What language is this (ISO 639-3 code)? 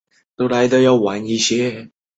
zho